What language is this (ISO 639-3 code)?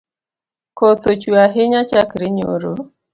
luo